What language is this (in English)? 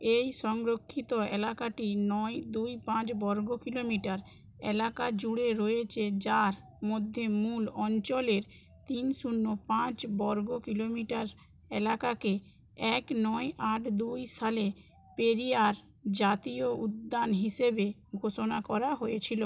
Bangla